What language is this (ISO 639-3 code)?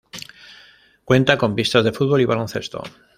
spa